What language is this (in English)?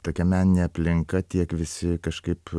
Lithuanian